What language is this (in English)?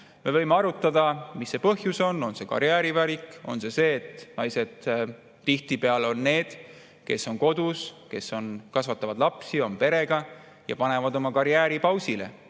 Estonian